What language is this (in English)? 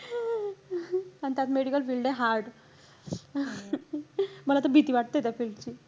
Marathi